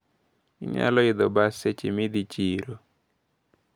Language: Luo (Kenya and Tanzania)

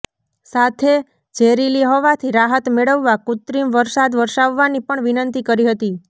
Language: Gujarati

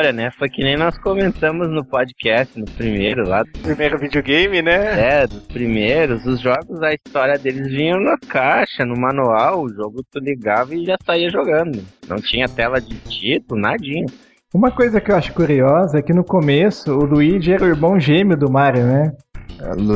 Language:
Portuguese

